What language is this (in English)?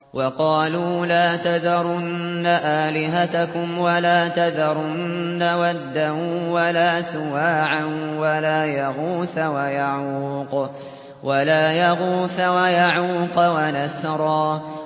Arabic